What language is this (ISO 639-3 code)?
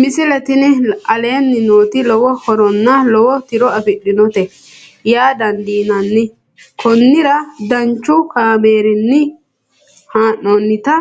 sid